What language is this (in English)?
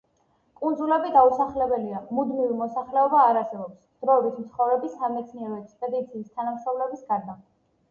Georgian